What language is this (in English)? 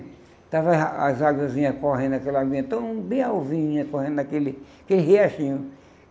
Portuguese